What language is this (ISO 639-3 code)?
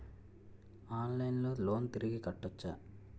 tel